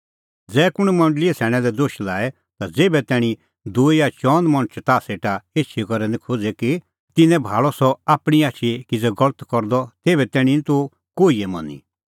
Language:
Kullu Pahari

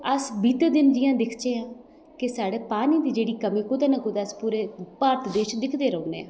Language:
Dogri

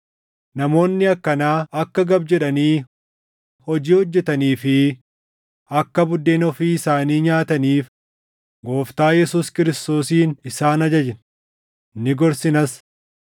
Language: Oromo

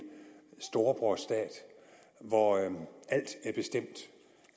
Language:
Danish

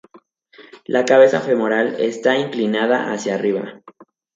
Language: Spanish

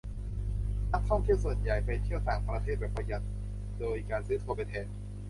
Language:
Thai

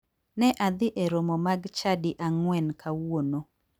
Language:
Luo (Kenya and Tanzania)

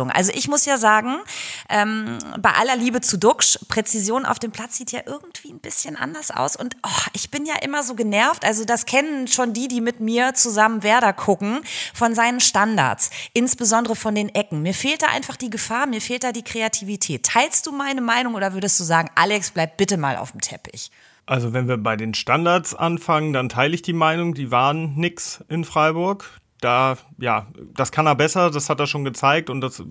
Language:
German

